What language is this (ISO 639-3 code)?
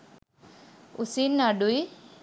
sin